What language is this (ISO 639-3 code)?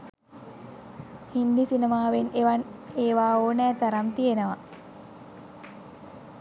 sin